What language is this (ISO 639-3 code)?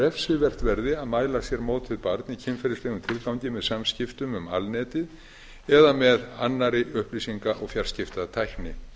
isl